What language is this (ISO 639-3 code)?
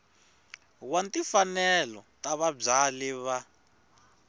tso